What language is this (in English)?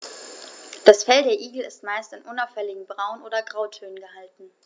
German